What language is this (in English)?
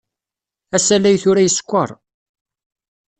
Kabyle